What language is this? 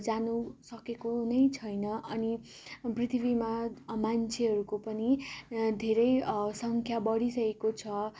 Nepali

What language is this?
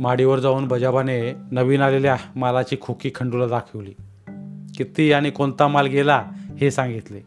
Marathi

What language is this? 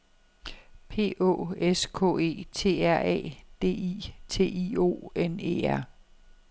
Danish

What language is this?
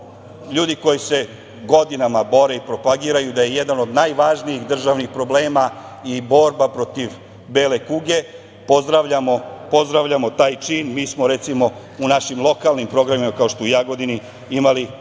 Serbian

